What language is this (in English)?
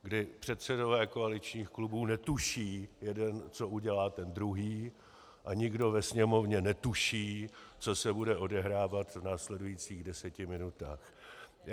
Czech